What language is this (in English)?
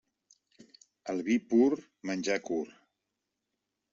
Catalan